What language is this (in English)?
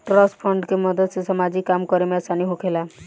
Bhojpuri